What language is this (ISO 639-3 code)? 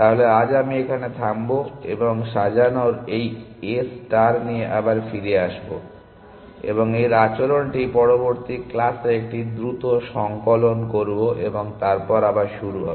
ben